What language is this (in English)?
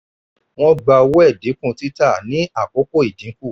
Yoruba